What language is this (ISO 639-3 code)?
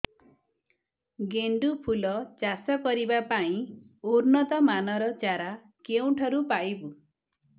ori